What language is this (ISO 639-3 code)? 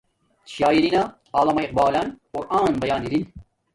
dmk